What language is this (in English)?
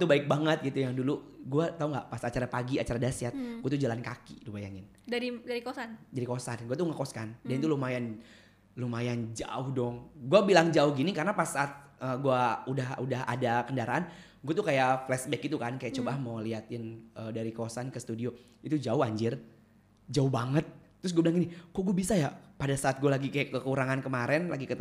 Indonesian